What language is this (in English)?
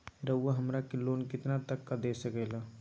Magahi